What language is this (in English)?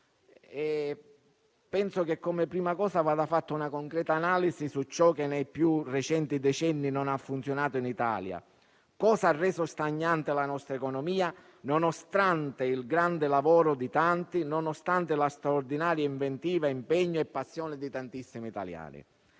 Italian